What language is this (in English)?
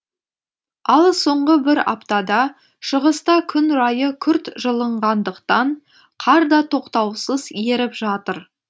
Kazakh